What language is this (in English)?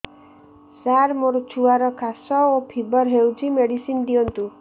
Odia